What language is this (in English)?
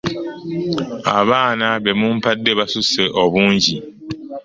Ganda